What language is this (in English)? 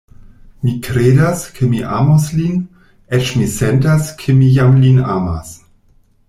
Esperanto